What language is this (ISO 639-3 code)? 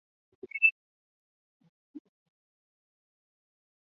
zho